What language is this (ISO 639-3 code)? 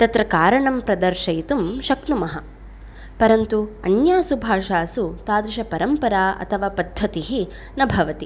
san